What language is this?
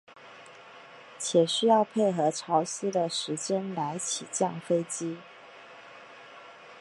Chinese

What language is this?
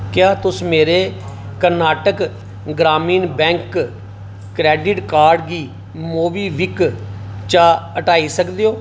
Dogri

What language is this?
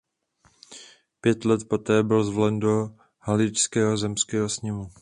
Czech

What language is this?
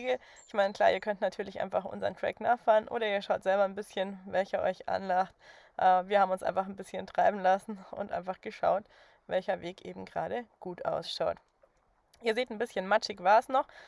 German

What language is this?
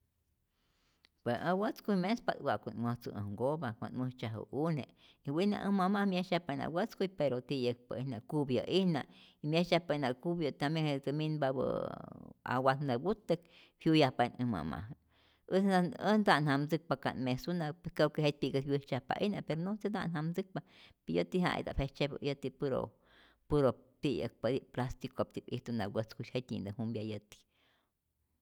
Rayón Zoque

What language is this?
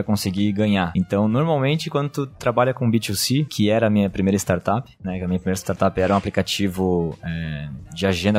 Portuguese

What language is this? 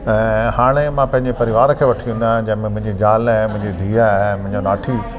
Sindhi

